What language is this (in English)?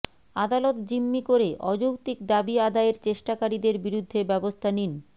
Bangla